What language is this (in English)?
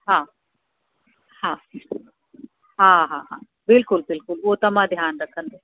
Sindhi